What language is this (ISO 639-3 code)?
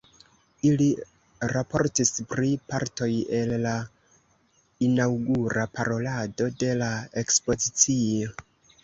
epo